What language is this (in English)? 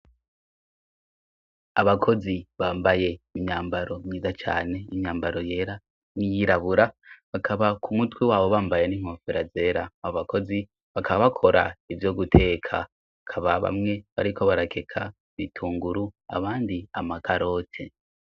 Rundi